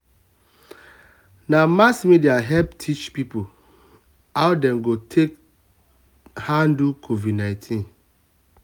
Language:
Nigerian Pidgin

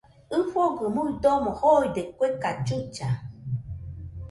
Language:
Nüpode Huitoto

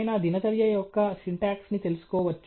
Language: Telugu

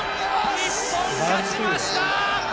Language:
Japanese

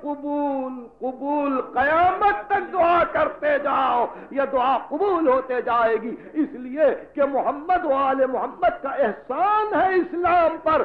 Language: Arabic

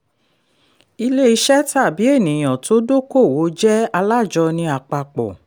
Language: Yoruba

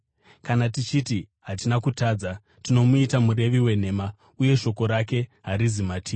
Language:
Shona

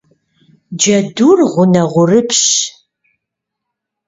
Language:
Kabardian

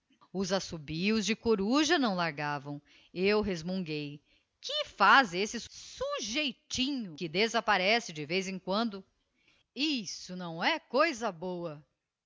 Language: Portuguese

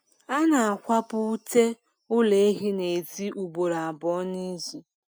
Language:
Igbo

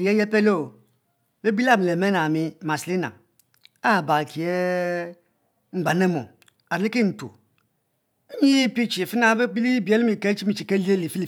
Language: Mbe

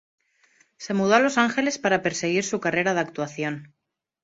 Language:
Spanish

